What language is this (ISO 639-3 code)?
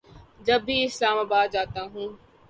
urd